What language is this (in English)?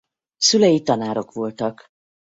Hungarian